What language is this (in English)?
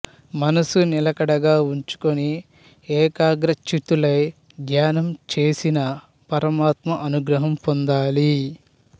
Telugu